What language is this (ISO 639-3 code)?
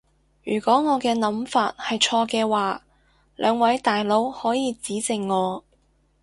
yue